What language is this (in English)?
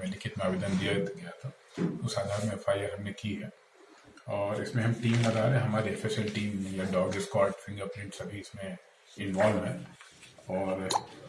Hindi